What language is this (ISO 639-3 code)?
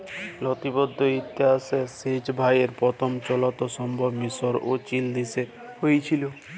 ben